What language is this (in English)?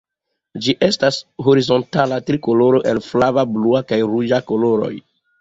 Esperanto